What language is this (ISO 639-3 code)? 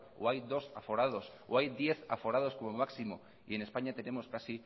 spa